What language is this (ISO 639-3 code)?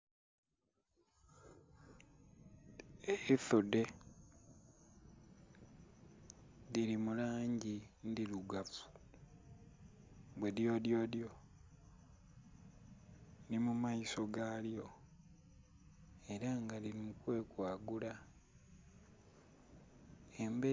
xog